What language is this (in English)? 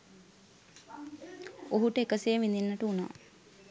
Sinhala